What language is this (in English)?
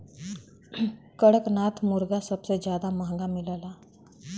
Bhojpuri